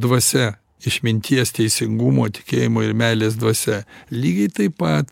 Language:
Lithuanian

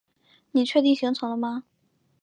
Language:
Chinese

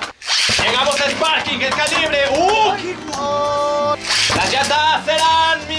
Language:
Spanish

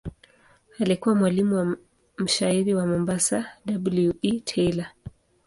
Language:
Swahili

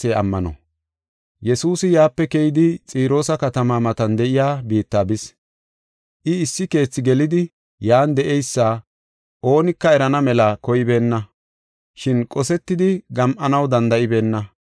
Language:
Gofa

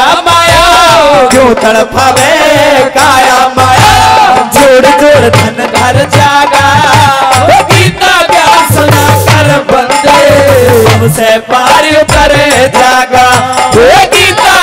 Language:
Hindi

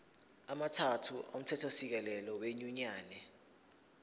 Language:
Zulu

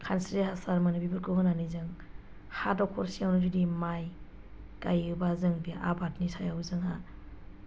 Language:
Bodo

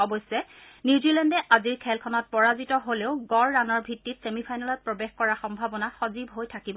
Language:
Assamese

